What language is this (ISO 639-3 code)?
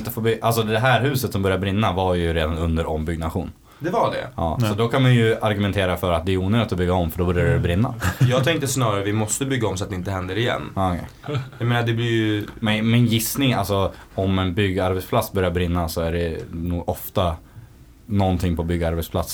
swe